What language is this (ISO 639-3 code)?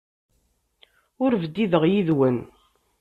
kab